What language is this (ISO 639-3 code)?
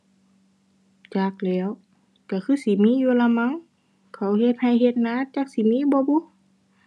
tha